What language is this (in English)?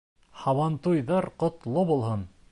Bashkir